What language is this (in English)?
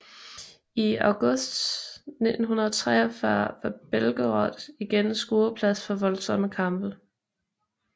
Danish